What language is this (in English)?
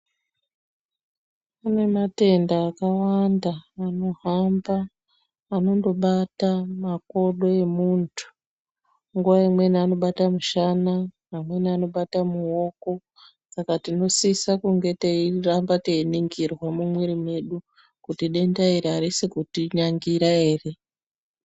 Ndau